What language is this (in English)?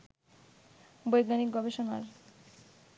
Bangla